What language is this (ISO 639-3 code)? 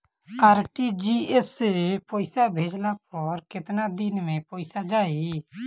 bho